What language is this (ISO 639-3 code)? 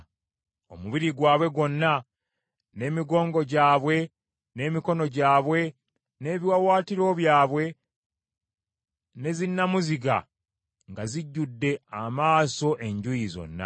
lug